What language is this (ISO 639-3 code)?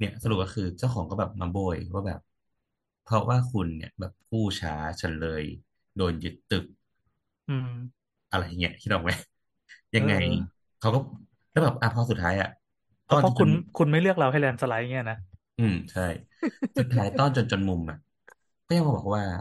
tha